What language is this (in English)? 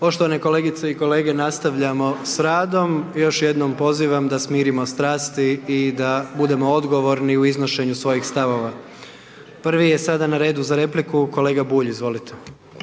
Croatian